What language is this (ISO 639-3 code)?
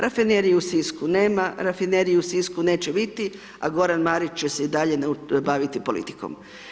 hrv